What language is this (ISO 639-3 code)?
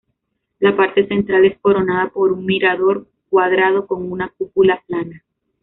spa